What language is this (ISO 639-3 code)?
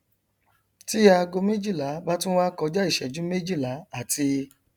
yor